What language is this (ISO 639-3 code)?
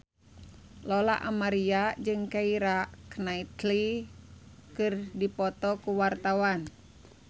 sun